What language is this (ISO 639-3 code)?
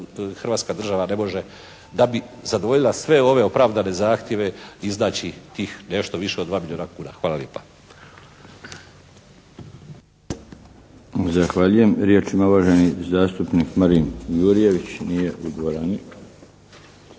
hrv